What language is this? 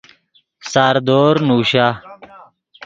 Yidgha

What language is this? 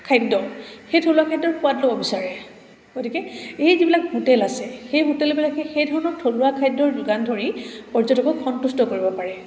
Assamese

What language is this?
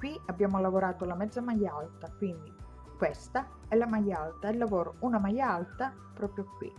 Italian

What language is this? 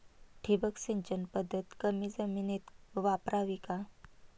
Marathi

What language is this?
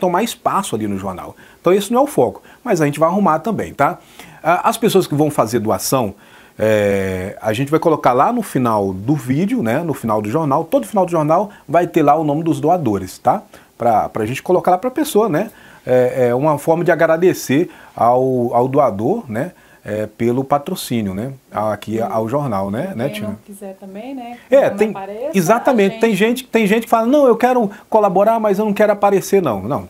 Portuguese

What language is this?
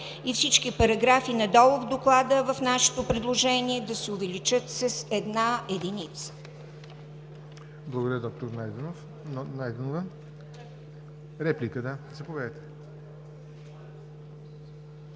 Bulgarian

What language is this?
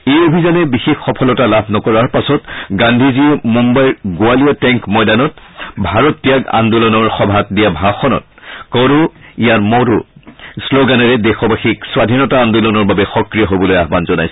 Assamese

